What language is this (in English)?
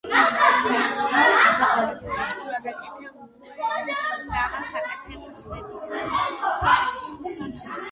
Georgian